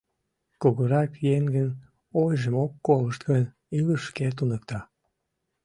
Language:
Mari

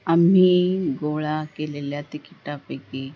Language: Marathi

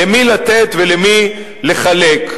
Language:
Hebrew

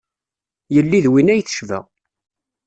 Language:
Kabyle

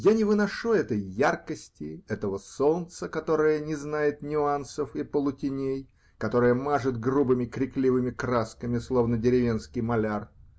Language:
Russian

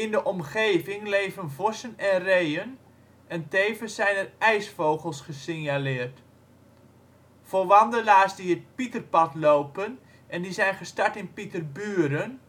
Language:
Dutch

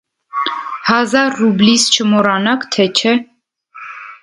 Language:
Armenian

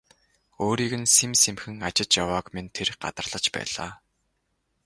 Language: Mongolian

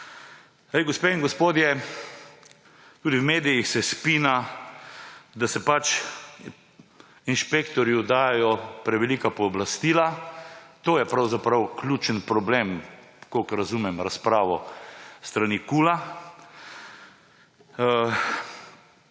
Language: Slovenian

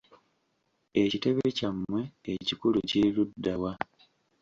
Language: Ganda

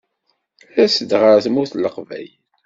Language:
Kabyle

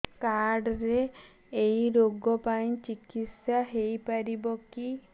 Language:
Odia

